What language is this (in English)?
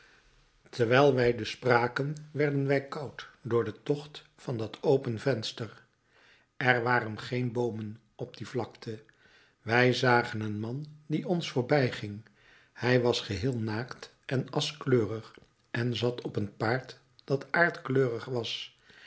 Dutch